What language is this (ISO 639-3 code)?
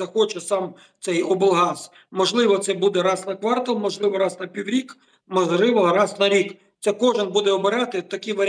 ukr